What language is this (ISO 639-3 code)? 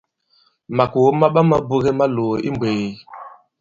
abb